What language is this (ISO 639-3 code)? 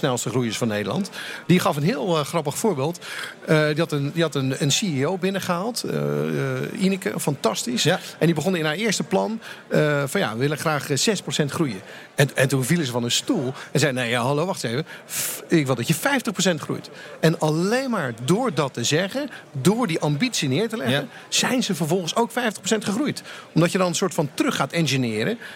nld